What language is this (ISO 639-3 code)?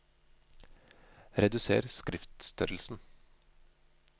nor